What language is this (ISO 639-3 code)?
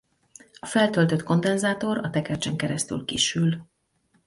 hun